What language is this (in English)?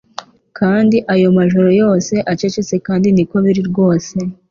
Kinyarwanda